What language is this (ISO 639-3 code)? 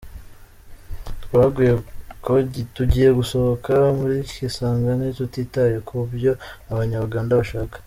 kin